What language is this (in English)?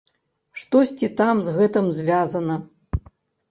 Belarusian